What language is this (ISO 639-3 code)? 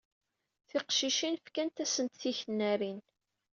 kab